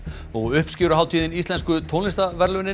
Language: Icelandic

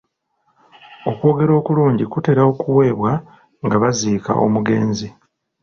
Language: Ganda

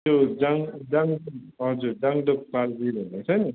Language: Nepali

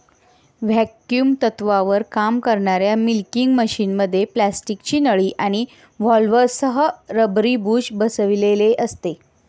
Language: Marathi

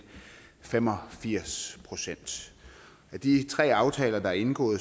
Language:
Danish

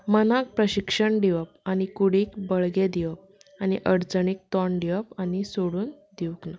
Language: Konkani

